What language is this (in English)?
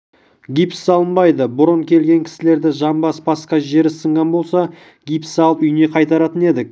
Kazakh